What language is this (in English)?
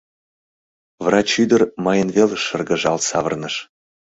Mari